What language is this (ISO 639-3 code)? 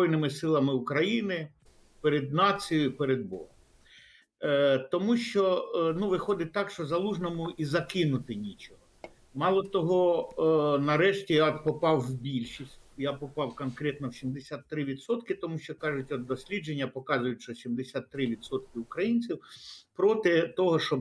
ukr